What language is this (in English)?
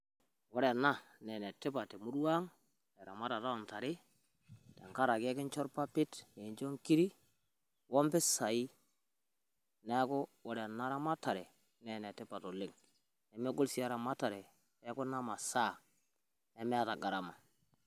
Masai